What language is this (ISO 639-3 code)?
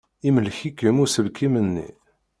kab